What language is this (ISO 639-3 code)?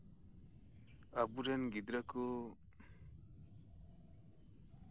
sat